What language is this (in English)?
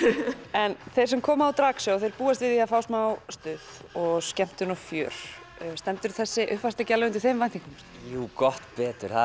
Icelandic